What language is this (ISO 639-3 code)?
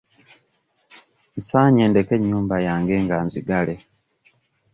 lug